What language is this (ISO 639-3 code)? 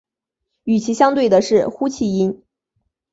zho